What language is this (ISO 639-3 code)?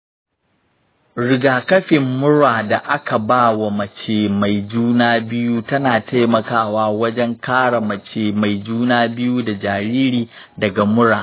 hau